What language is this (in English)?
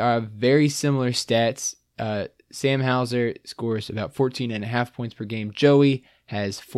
English